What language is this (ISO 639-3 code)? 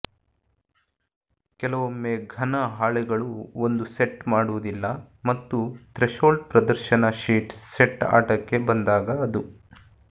kan